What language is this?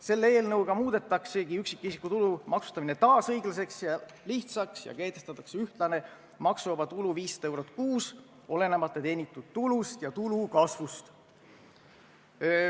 Estonian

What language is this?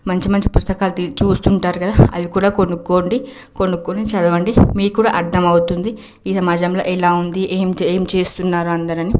Telugu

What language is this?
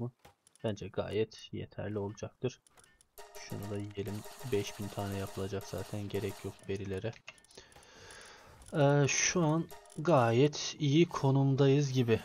Turkish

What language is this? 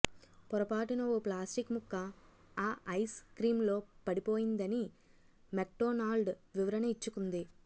Telugu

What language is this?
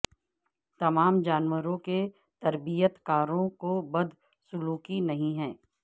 Urdu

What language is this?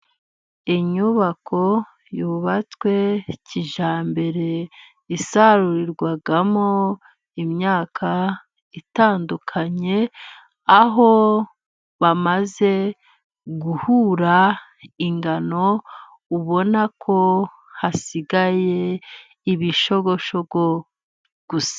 Kinyarwanda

